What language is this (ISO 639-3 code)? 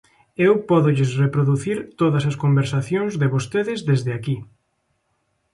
glg